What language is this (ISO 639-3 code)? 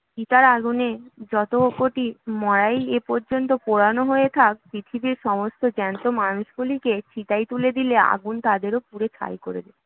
ben